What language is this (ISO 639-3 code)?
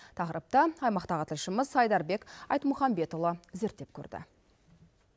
kaz